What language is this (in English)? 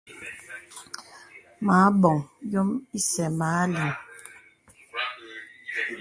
Bebele